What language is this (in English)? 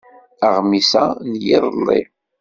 Kabyle